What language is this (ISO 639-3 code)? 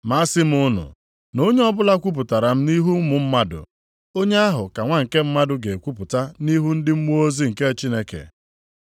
ibo